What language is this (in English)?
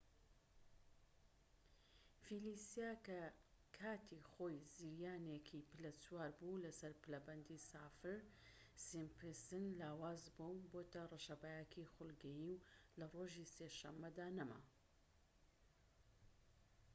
Central Kurdish